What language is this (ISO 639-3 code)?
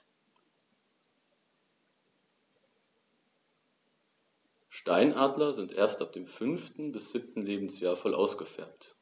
deu